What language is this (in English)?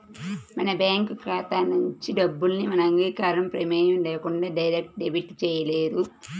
Telugu